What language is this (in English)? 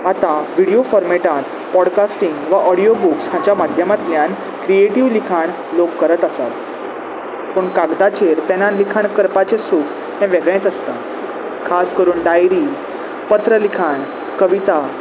Konkani